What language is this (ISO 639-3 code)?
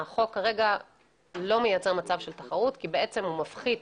heb